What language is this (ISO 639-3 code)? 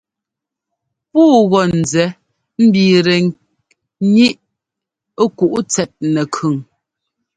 jgo